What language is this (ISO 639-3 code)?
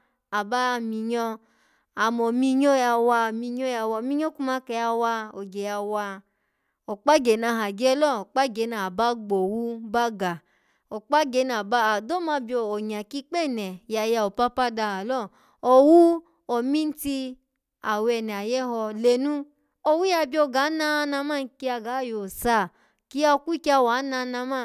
ala